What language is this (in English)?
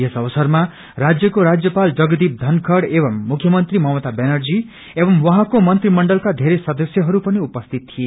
Nepali